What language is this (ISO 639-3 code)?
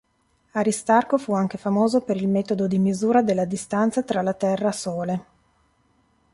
ita